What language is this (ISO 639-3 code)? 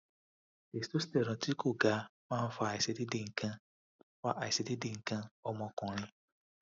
yor